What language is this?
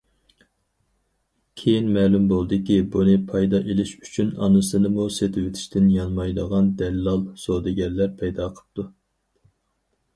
Uyghur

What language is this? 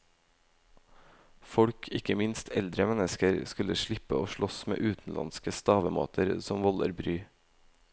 Norwegian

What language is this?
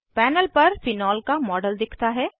Hindi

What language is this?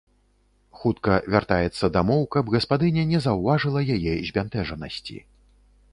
Belarusian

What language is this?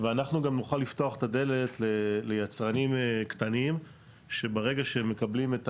Hebrew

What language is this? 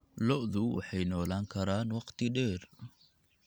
Somali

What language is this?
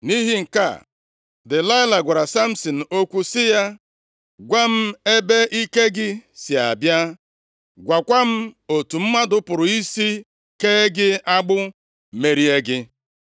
Igbo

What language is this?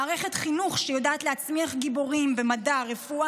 Hebrew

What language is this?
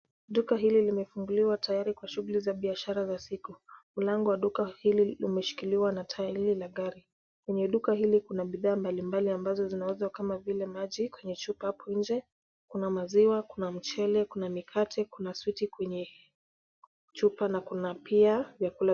Swahili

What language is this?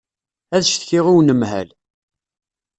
Kabyle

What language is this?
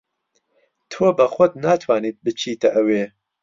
Central Kurdish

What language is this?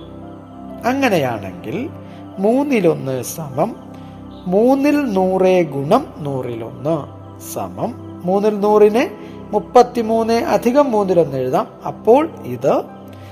Malayalam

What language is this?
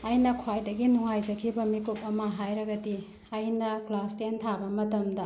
Manipuri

